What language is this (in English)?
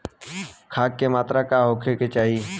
Bhojpuri